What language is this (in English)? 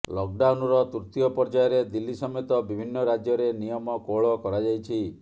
Odia